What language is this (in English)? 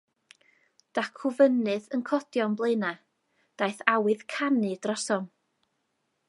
Welsh